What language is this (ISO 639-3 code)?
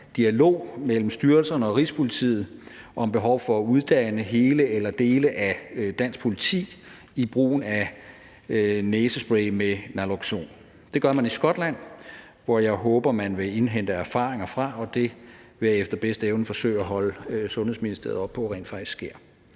dan